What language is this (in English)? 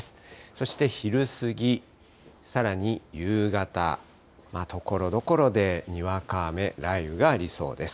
Japanese